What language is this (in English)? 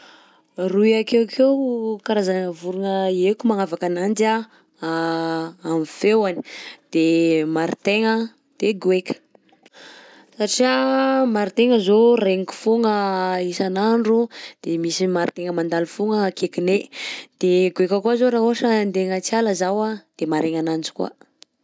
Southern Betsimisaraka Malagasy